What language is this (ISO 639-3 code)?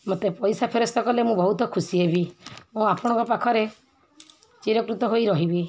ori